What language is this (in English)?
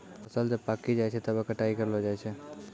Maithili